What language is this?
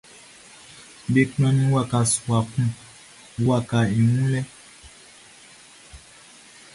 Baoulé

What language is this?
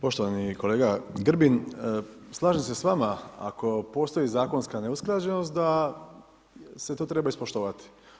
Croatian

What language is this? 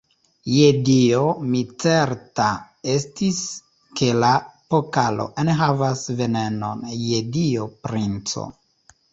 Esperanto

